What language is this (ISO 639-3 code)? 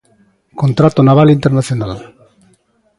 glg